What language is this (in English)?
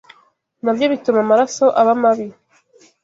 Kinyarwanda